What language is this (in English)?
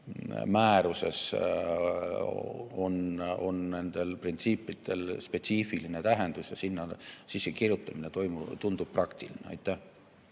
Estonian